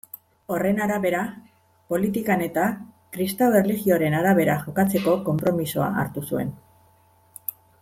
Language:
Basque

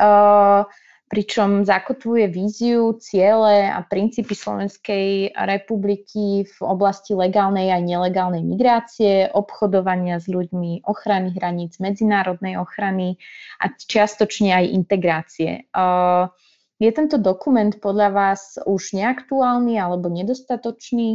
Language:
Slovak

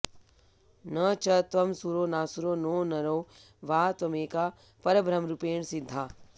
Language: Sanskrit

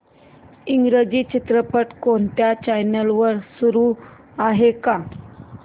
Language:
Marathi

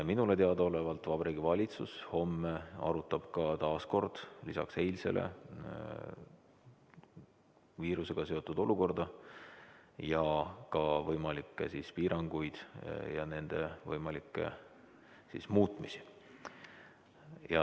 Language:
Estonian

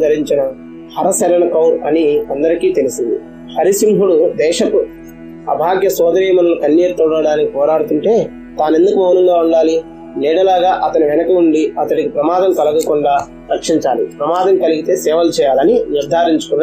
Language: Telugu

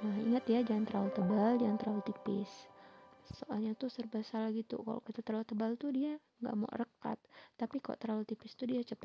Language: Indonesian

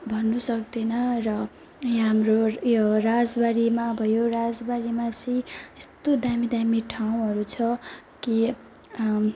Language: Nepali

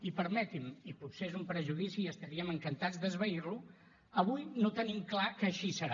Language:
Catalan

